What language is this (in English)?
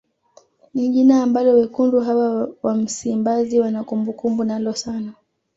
Swahili